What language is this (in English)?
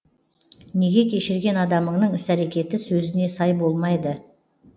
Kazakh